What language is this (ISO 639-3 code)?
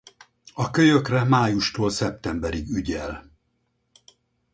hun